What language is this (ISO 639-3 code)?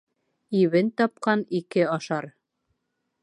bak